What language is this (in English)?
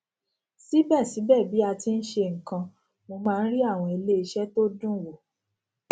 Yoruba